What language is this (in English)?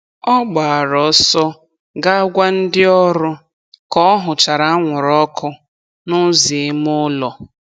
Igbo